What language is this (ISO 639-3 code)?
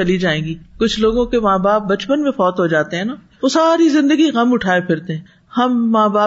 urd